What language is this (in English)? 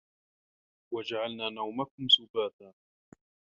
Arabic